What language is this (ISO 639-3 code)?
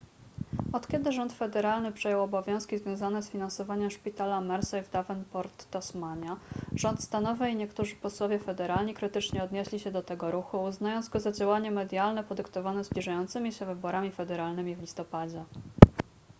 pol